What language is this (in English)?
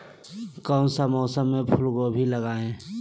Magahi